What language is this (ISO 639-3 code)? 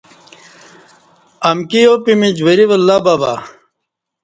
bsh